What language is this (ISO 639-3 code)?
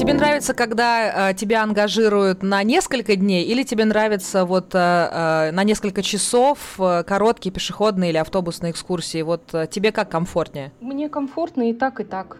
rus